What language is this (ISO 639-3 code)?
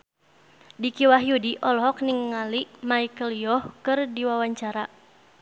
sun